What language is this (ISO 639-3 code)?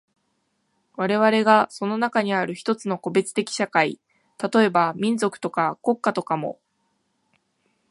jpn